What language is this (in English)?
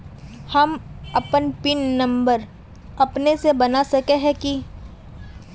Magahi